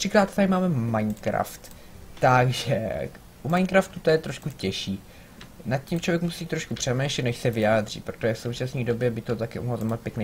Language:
Czech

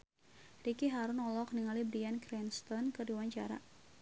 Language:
Sundanese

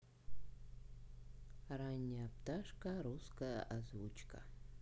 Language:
Russian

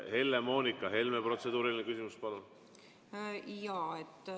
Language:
Estonian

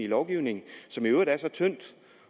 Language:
Danish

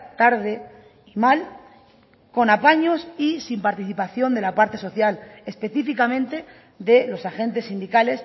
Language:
Spanish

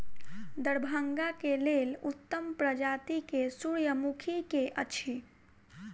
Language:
Maithili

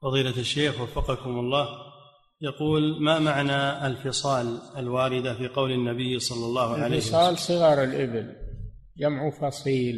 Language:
Arabic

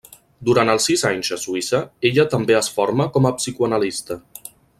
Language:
Catalan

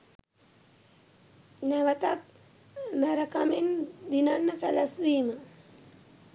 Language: Sinhala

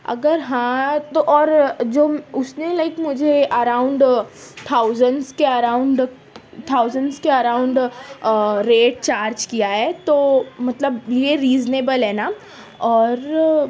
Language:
Urdu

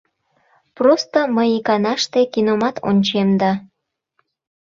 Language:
Mari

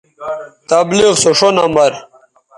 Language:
Bateri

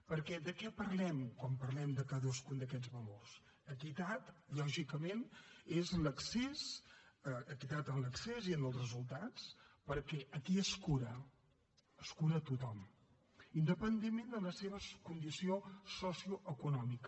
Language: Catalan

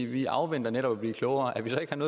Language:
Danish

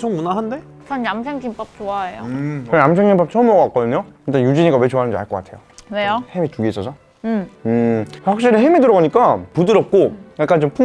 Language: Korean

